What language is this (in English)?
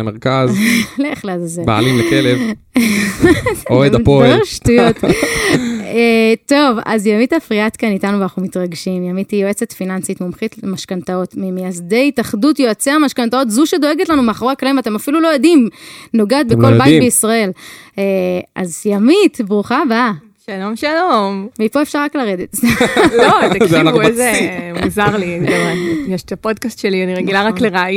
Hebrew